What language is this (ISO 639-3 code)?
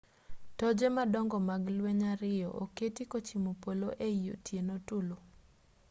luo